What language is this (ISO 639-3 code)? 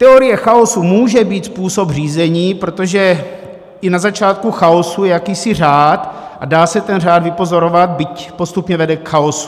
ces